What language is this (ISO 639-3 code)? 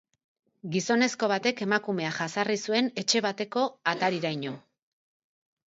eus